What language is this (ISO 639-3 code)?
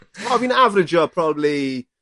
cym